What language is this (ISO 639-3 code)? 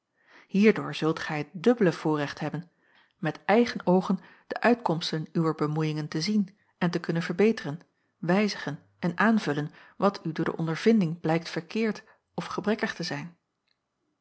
nld